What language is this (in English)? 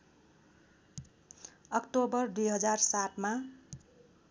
Nepali